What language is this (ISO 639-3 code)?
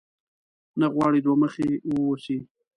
pus